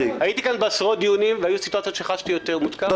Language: Hebrew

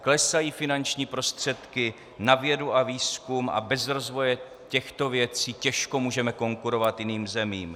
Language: Czech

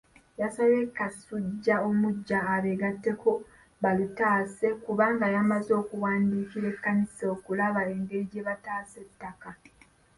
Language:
Ganda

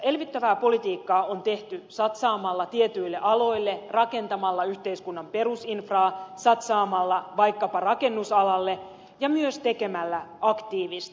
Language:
Finnish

